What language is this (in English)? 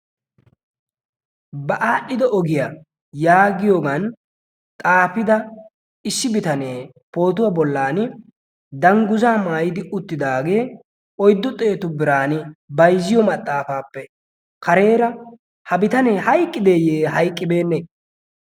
Wolaytta